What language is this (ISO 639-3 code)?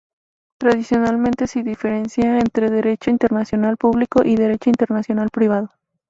spa